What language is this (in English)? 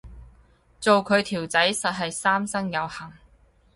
Cantonese